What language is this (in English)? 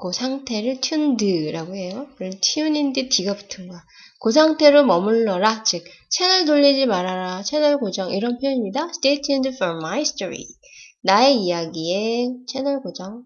Korean